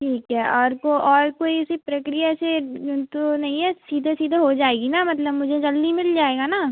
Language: Hindi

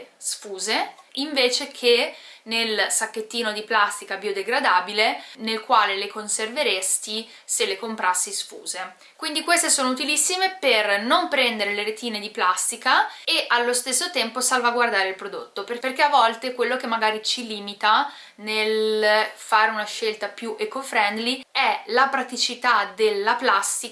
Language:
Italian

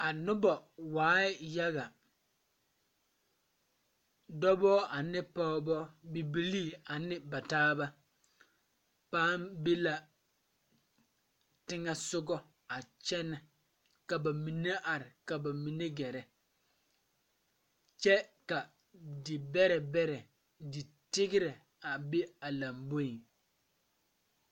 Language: Southern Dagaare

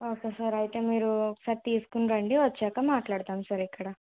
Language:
Telugu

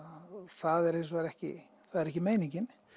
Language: Icelandic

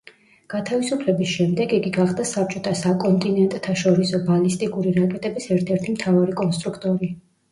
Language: Georgian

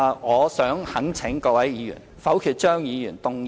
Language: Cantonese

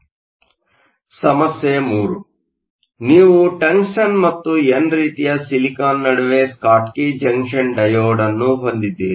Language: Kannada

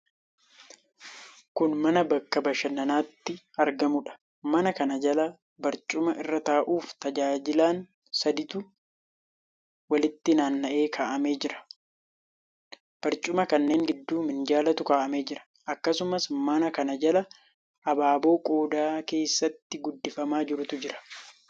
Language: Oromo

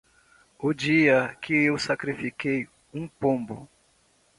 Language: Portuguese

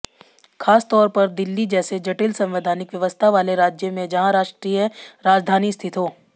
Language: Hindi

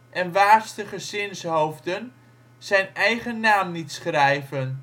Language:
Dutch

